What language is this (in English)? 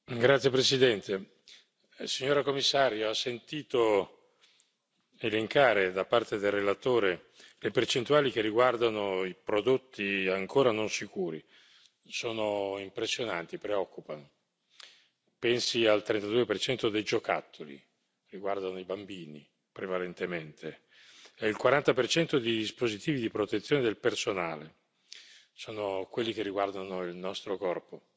Italian